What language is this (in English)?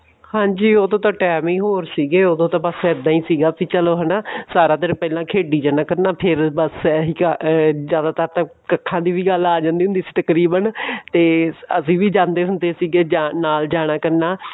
Punjabi